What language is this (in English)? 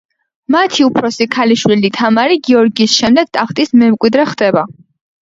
Georgian